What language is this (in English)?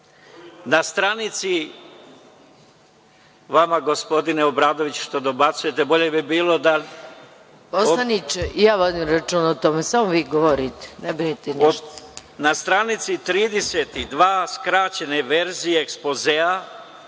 Serbian